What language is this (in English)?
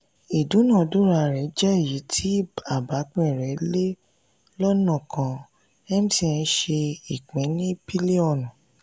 Yoruba